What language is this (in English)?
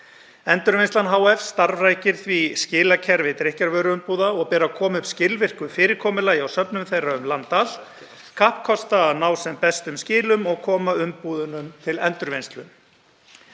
Icelandic